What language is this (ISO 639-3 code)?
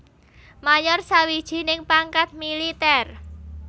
jav